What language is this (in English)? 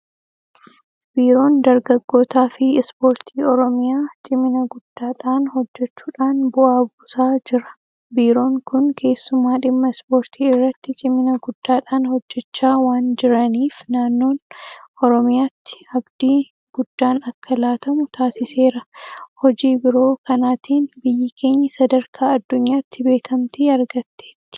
Oromo